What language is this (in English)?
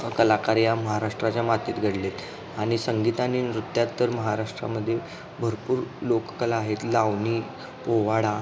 Marathi